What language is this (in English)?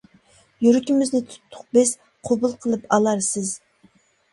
Uyghur